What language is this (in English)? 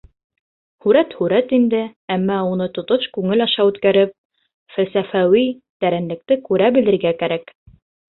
Bashkir